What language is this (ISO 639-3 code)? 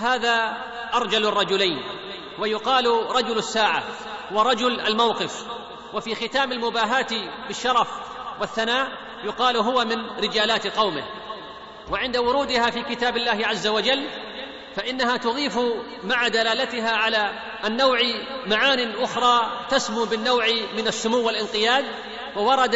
ara